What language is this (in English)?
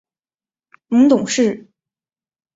Chinese